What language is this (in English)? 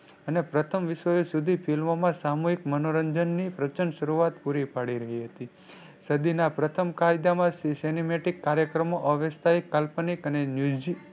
Gujarati